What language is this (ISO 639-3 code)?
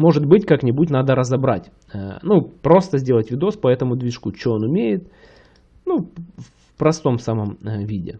rus